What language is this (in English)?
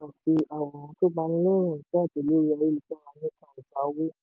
Yoruba